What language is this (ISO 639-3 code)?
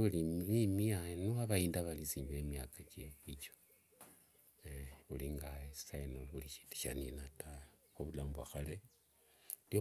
lwg